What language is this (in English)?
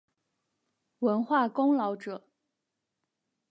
Chinese